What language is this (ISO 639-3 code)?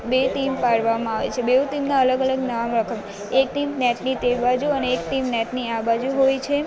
guj